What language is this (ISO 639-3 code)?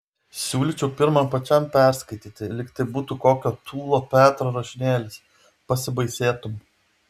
lit